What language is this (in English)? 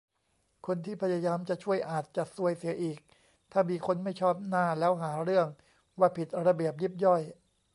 Thai